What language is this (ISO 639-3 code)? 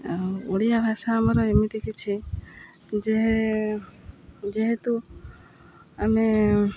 ori